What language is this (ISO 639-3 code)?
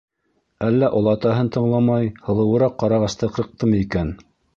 bak